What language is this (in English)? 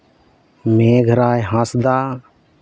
Santali